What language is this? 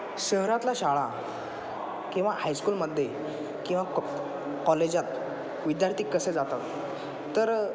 Marathi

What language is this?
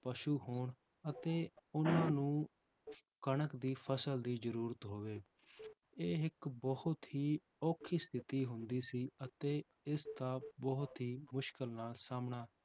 Punjabi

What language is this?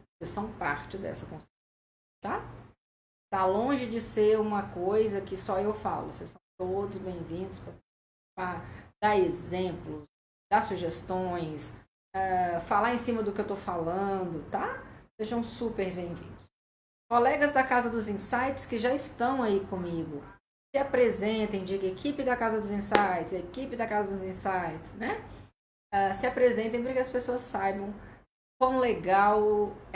Portuguese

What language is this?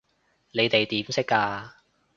Cantonese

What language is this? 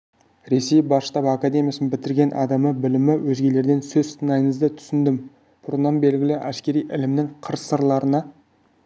Kazakh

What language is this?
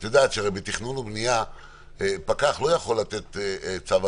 Hebrew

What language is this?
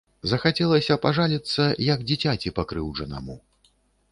Belarusian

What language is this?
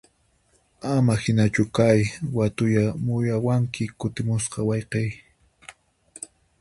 Puno Quechua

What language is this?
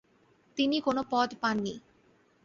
Bangla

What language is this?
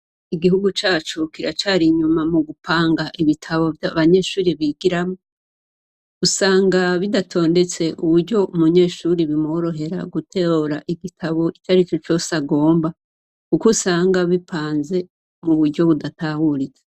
Rundi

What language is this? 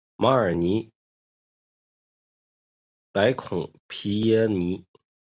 Chinese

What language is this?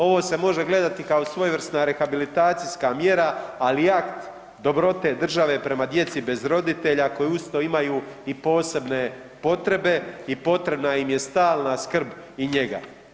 Croatian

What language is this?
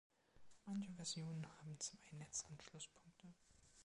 German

